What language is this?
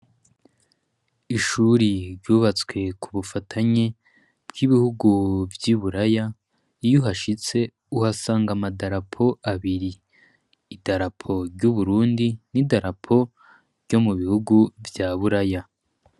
Rundi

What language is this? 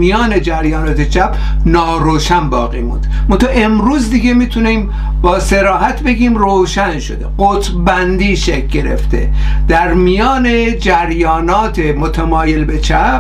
Persian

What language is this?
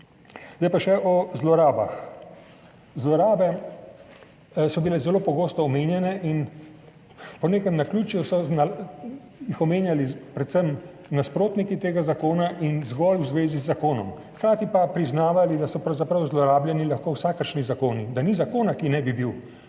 Slovenian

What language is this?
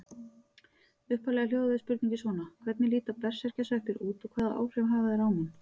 Icelandic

